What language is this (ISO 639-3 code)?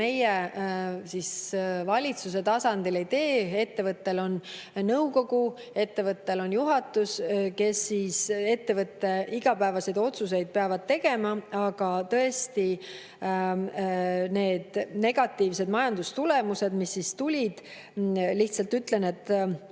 est